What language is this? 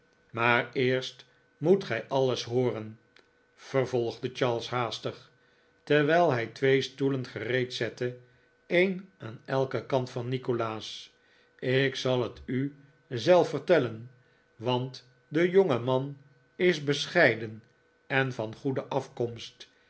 Dutch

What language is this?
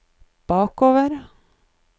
Norwegian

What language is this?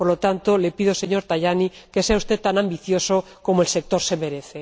Spanish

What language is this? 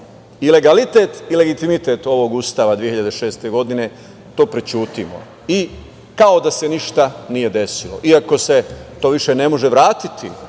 Serbian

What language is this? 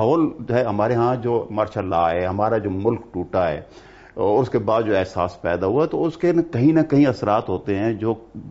Urdu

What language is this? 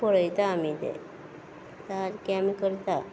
Konkani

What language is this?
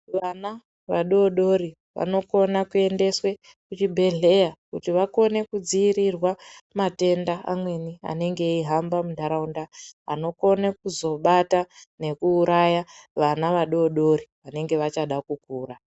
Ndau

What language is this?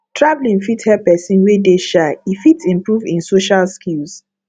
Nigerian Pidgin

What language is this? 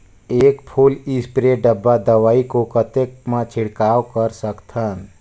Chhattisgarhi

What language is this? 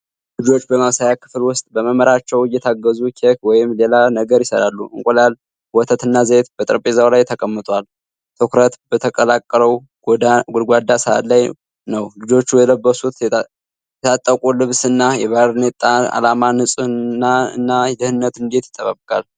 Amharic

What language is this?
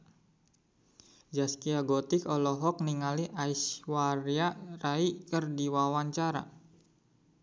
Sundanese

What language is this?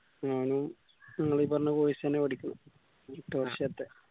Malayalam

